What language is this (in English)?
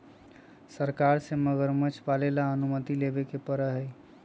Magahi